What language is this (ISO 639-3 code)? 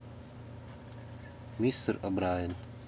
rus